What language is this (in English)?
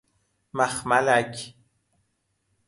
Persian